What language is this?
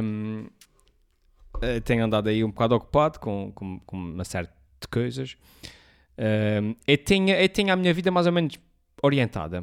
Portuguese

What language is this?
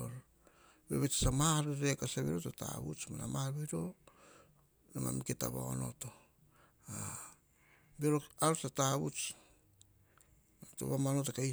Hahon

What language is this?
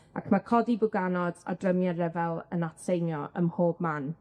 Welsh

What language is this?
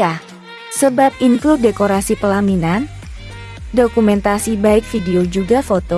Indonesian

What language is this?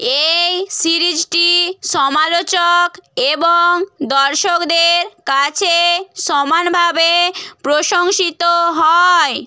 Bangla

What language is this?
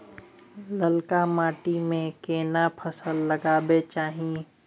Maithili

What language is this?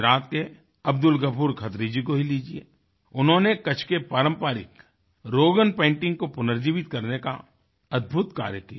Hindi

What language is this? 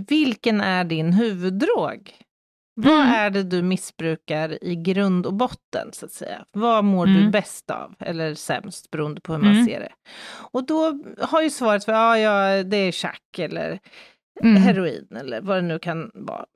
Swedish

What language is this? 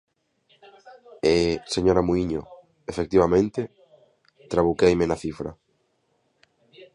Galician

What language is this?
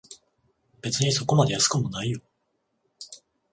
Japanese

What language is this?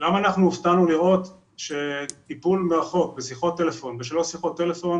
Hebrew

